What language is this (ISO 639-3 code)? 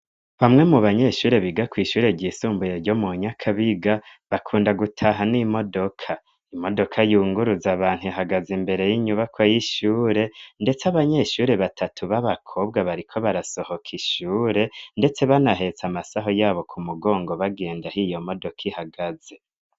run